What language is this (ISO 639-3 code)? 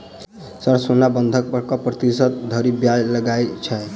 mai